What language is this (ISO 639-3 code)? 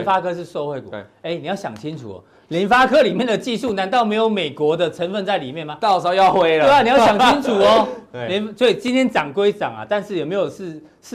zho